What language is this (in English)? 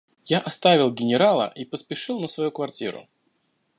Russian